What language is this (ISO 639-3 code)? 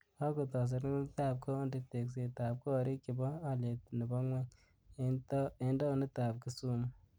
kln